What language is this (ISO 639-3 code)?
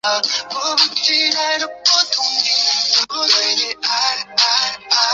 zho